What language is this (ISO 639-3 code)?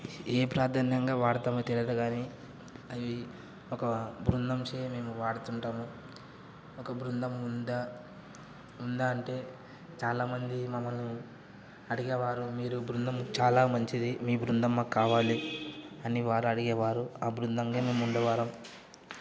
tel